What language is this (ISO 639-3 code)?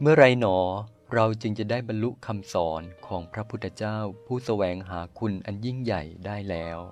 tha